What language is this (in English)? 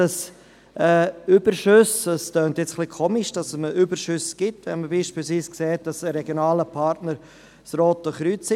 Swiss German